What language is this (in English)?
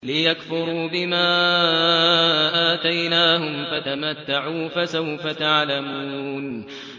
Arabic